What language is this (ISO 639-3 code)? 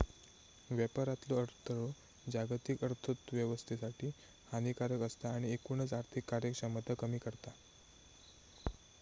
mar